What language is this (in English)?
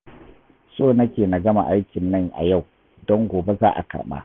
Hausa